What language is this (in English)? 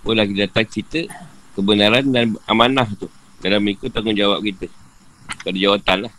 Malay